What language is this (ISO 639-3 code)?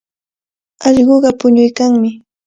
qvl